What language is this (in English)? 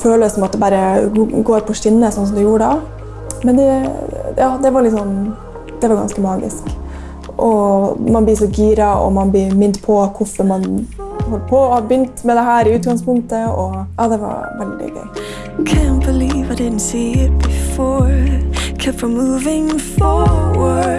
Norwegian